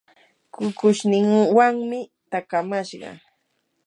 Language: Yanahuanca Pasco Quechua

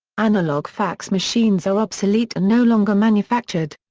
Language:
English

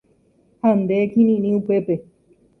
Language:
Guarani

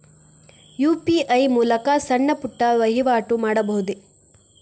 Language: Kannada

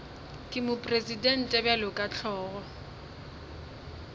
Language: Northern Sotho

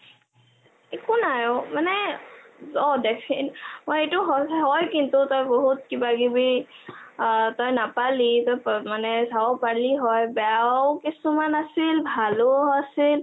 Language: Assamese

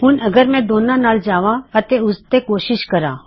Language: Punjabi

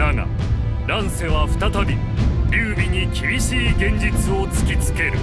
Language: Japanese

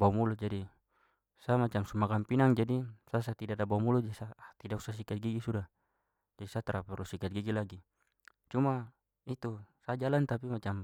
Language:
Papuan Malay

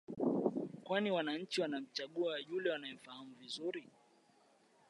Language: Swahili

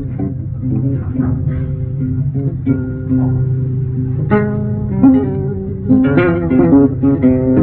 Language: Arabic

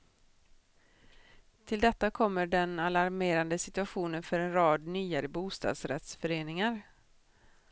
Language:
Swedish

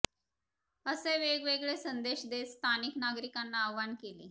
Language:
Marathi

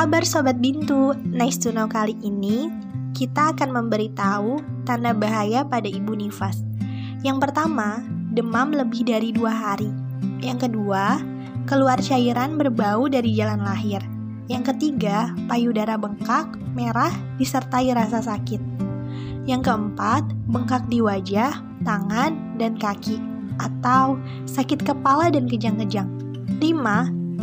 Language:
Indonesian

